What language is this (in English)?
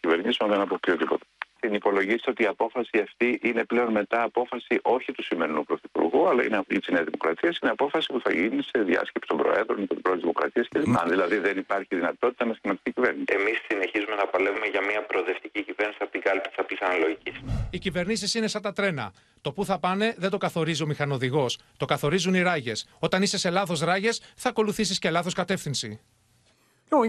Greek